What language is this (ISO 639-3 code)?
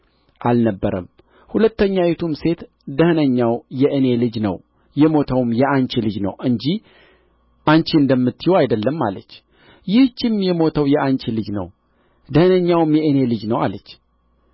amh